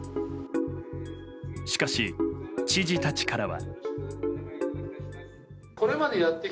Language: Japanese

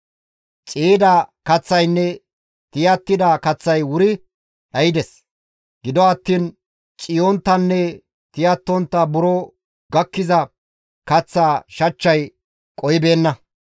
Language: Gamo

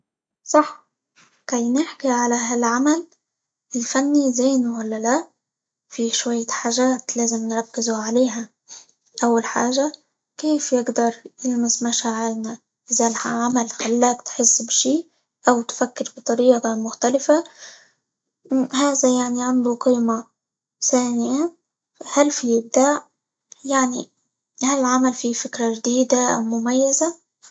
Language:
Libyan Arabic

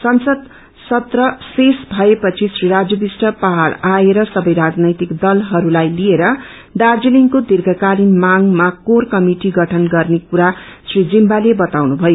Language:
Nepali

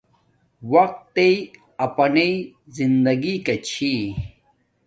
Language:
Domaaki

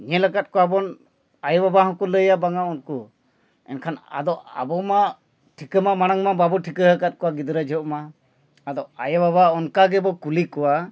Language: Santali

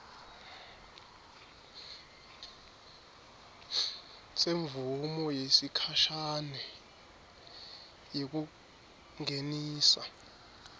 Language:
Swati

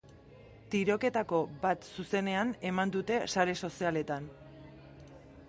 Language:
Basque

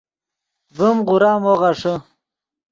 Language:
Yidgha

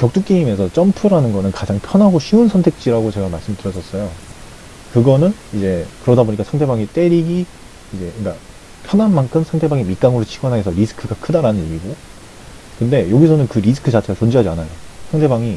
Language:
Korean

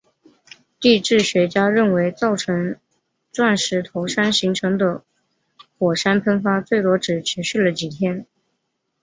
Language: Chinese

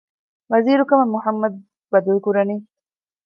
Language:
Divehi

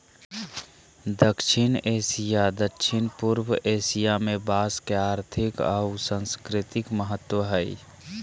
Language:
Magahi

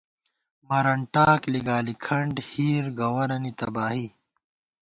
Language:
Gawar-Bati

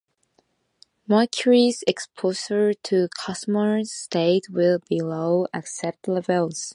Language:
English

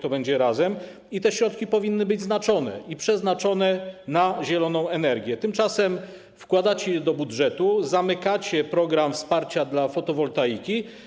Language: Polish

